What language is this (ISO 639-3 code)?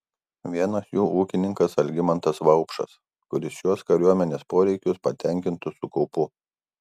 lit